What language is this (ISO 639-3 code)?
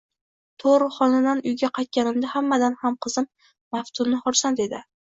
uzb